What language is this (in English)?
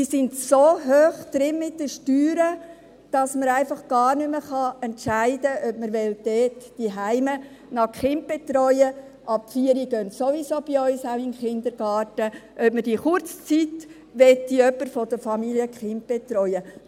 Swiss German